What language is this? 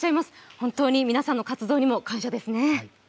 Japanese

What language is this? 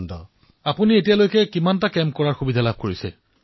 Assamese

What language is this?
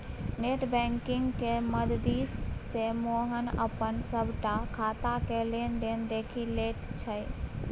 Maithili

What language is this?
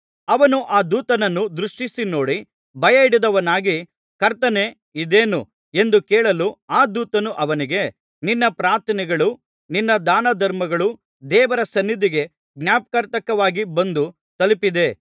Kannada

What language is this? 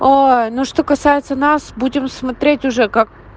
Russian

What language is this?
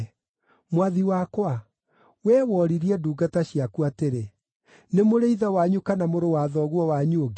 Kikuyu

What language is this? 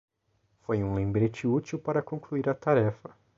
Portuguese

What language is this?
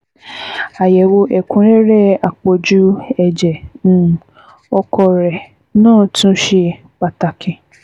Yoruba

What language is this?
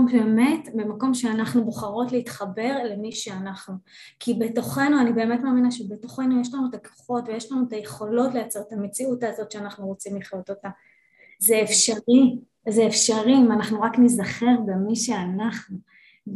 Hebrew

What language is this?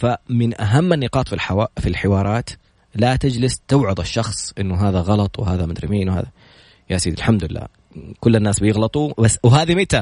Arabic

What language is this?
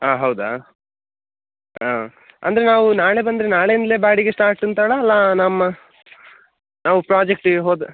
Kannada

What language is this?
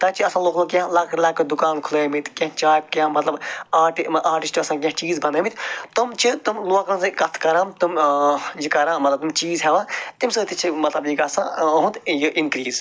Kashmiri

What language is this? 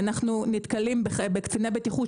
Hebrew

